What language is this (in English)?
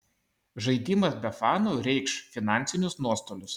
Lithuanian